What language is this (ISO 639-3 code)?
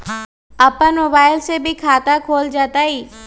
mag